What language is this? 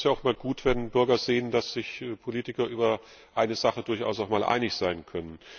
German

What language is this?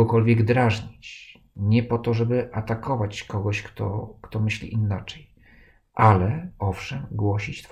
Polish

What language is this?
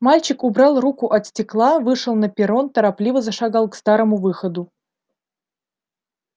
Russian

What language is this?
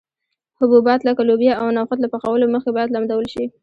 Pashto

